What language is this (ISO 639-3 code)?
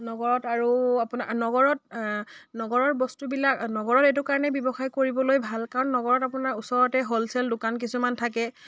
asm